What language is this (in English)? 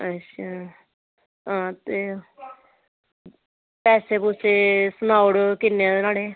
Dogri